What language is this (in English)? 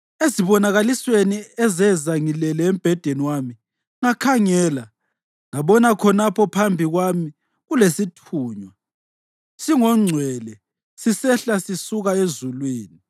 North Ndebele